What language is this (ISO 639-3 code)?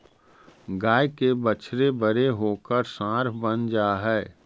mag